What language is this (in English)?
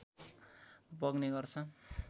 Nepali